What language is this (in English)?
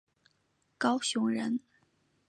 Chinese